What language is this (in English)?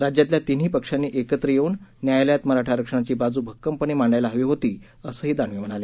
Marathi